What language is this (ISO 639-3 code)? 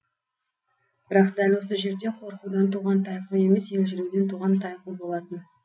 kaz